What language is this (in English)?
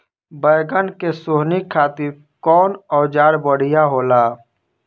Bhojpuri